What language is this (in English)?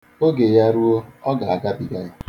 Igbo